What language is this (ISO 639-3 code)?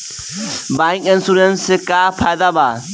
bho